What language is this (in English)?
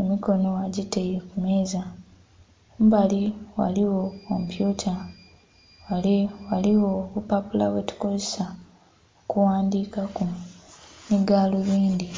Soga